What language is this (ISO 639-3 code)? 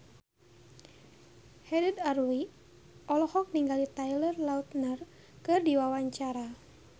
sun